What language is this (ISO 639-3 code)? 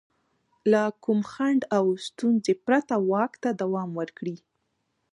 pus